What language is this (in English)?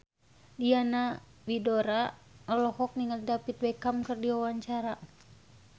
Sundanese